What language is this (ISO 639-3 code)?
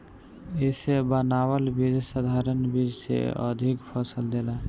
bho